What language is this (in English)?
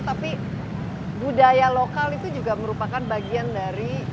Indonesian